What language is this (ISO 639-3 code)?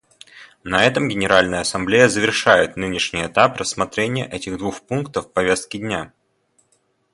rus